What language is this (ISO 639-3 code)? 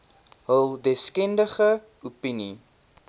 afr